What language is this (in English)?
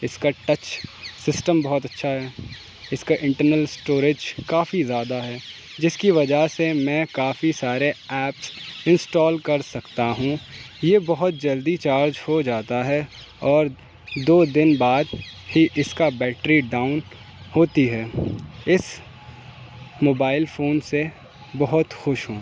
Urdu